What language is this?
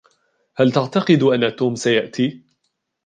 Arabic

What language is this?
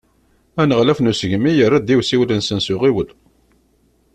Kabyle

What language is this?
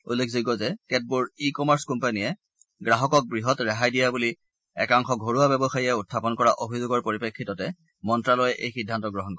Assamese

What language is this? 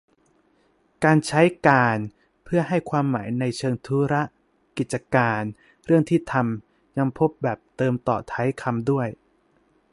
Thai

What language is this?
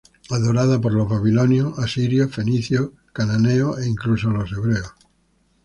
Spanish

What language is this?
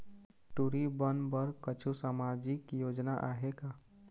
Chhattisgarhi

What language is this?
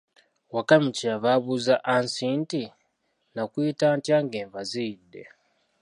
Ganda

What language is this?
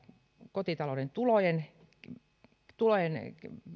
Finnish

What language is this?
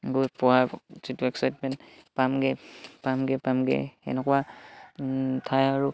Assamese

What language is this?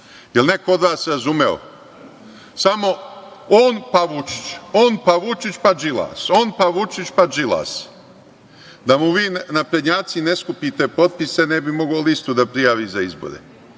Serbian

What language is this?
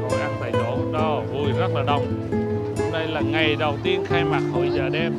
Vietnamese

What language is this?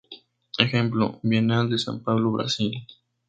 Spanish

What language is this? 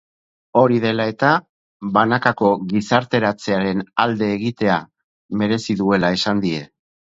Basque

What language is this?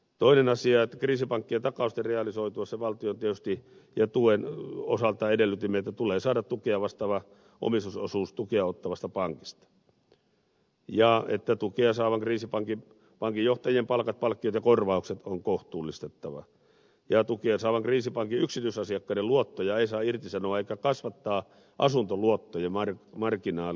Finnish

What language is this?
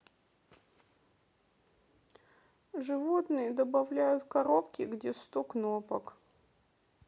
Russian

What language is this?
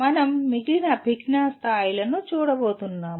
Telugu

